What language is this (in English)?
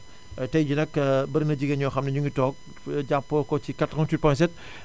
Wolof